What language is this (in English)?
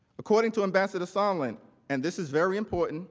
English